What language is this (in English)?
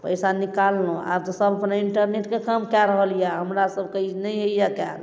Maithili